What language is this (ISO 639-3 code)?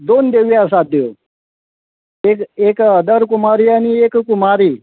kok